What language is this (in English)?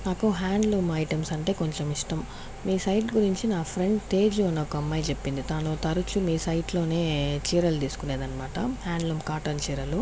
Telugu